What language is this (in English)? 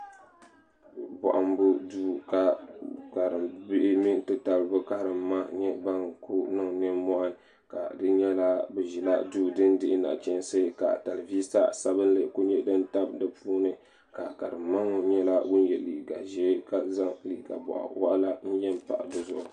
Dagbani